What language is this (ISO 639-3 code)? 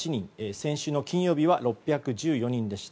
jpn